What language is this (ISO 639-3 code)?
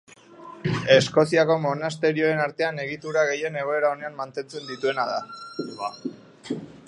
eus